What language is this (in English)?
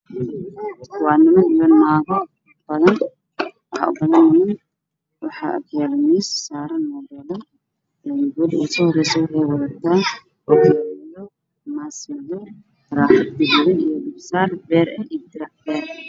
Somali